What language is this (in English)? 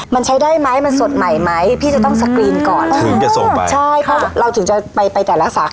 Thai